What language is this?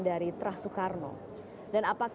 Indonesian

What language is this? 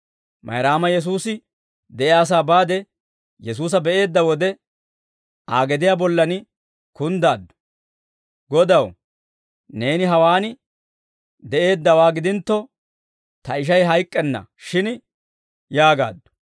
Dawro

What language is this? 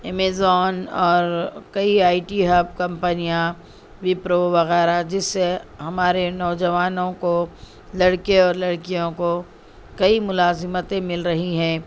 Urdu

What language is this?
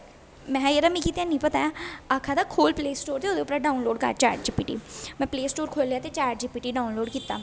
Dogri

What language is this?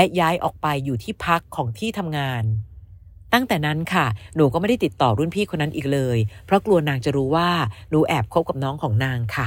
Thai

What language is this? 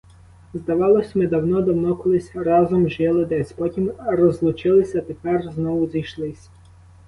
Ukrainian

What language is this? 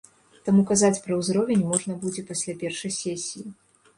Belarusian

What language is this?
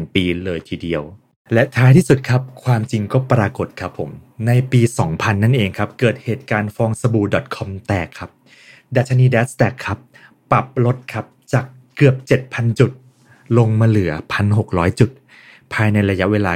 Thai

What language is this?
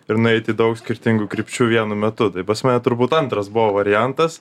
Lithuanian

